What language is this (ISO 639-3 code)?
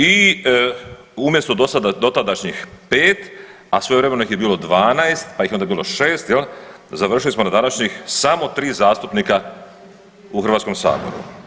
hrv